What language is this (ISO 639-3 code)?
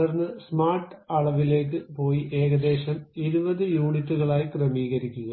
mal